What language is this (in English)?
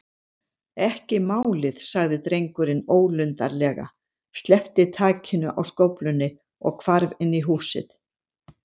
Icelandic